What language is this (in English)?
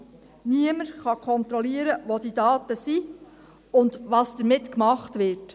Swiss German